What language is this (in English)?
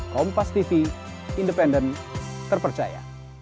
Indonesian